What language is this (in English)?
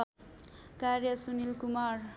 Nepali